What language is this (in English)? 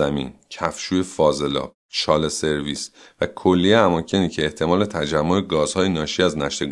Persian